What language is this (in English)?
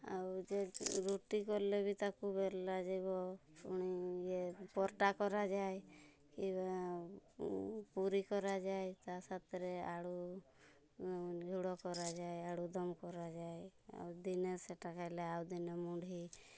Odia